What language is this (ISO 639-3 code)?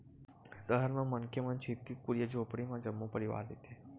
hne